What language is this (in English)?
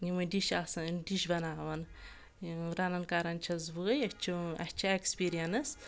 Kashmiri